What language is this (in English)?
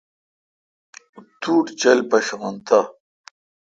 Kalkoti